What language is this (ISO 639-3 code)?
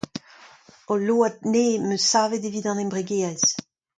bre